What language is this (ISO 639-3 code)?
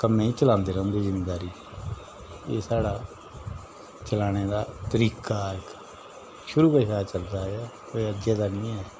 doi